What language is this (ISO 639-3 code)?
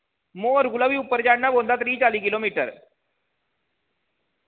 doi